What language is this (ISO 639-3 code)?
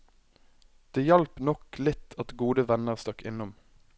nor